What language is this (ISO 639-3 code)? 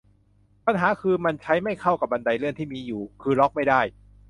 tha